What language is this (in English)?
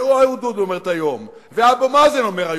Hebrew